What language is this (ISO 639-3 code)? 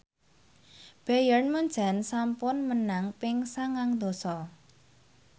jav